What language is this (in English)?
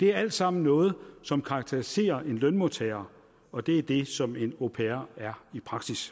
Danish